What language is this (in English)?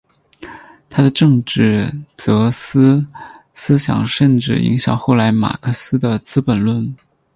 Chinese